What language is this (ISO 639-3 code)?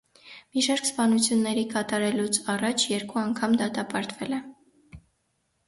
hye